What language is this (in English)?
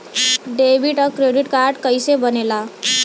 Bhojpuri